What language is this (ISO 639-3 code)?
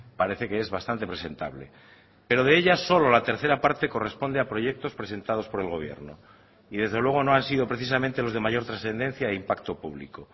spa